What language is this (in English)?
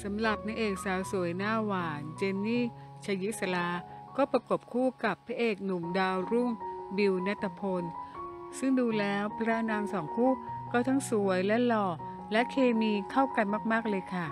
Thai